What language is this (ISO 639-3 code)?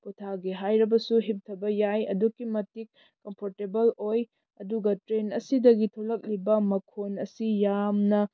mni